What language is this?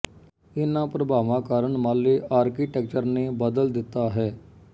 Punjabi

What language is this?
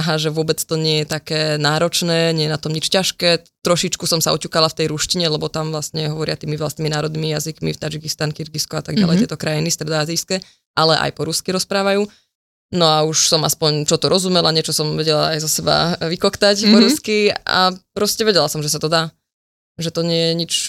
Slovak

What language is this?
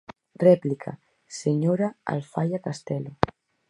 Galician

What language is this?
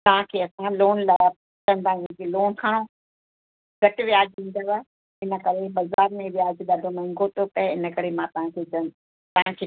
Sindhi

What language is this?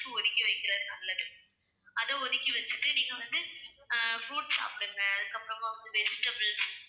Tamil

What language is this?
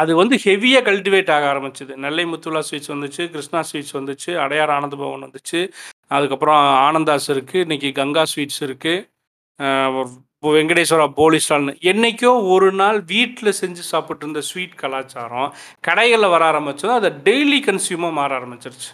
Tamil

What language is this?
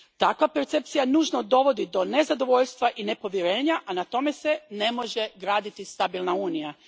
Croatian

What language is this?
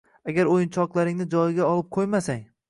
Uzbek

